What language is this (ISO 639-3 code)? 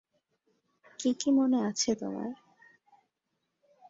ben